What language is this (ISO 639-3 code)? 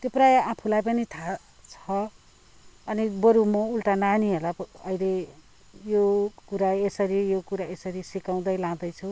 nep